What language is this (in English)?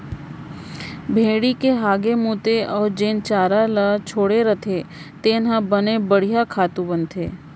Chhattisgarhi